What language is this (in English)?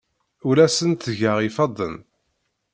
Kabyle